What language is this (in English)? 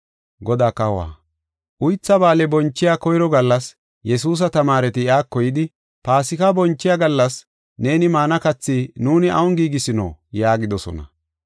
Gofa